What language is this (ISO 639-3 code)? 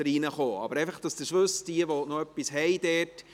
gsw